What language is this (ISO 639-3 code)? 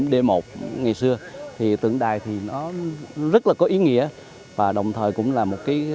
vie